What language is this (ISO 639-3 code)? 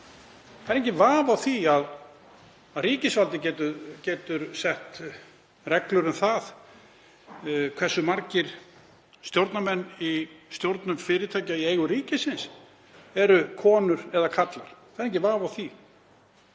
isl